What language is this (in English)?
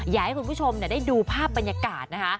Thai